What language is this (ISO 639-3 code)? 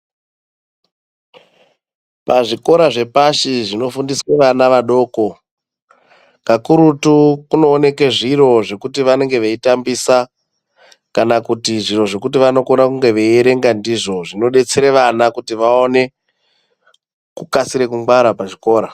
ndc